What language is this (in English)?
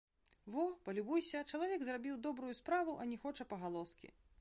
Belarusian